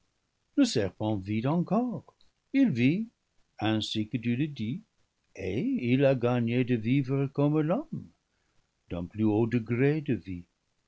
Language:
French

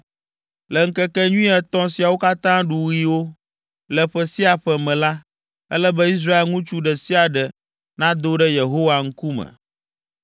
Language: Ewe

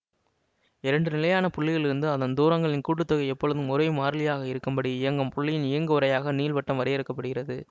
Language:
Tamil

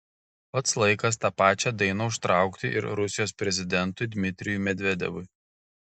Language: Lithuanian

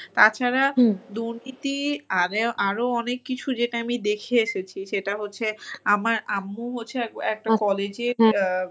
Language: Bangla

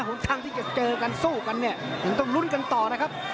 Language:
Thai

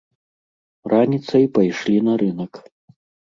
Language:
Belarusian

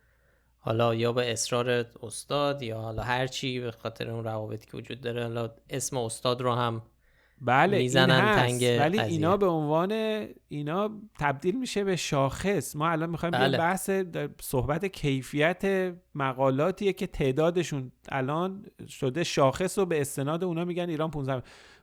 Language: Persian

